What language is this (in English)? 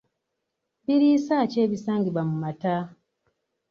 Ganda